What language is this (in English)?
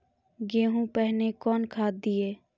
Maithili